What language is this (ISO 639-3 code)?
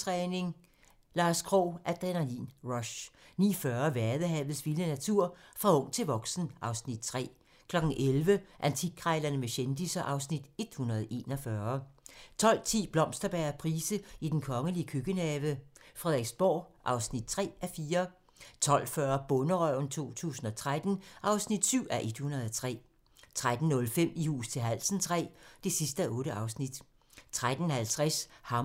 dan